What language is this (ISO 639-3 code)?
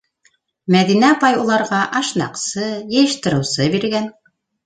bak